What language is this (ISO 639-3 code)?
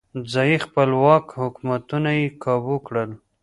pus